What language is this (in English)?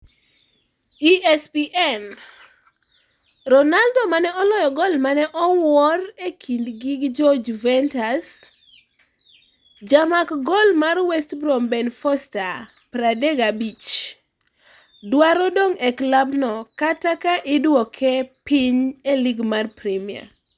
Luo (Kenya and Tanzania)